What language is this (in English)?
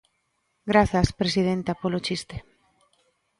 Galician